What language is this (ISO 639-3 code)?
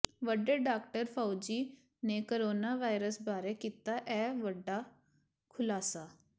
pan